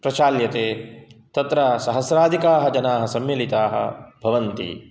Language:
Sanskrit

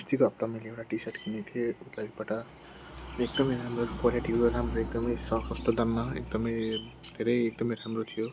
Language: Nepali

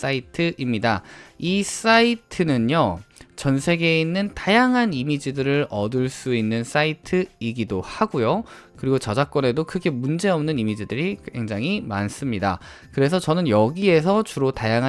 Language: Korean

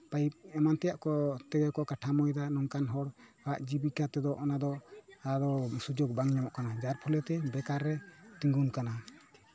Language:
Santali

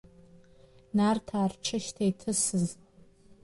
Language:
Abkhazian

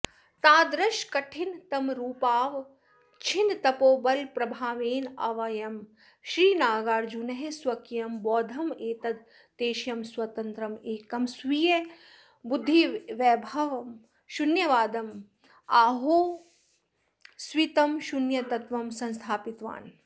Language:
Sanskrit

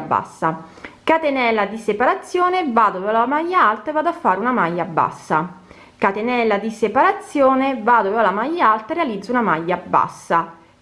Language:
Italian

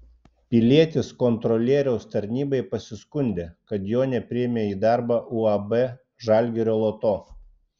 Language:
Lithuanian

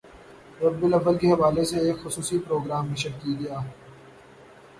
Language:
Urdu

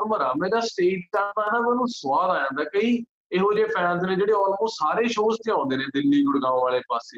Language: Punjabi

